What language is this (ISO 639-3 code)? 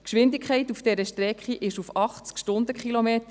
gsw